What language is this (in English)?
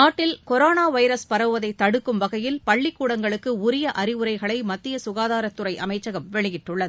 Tamil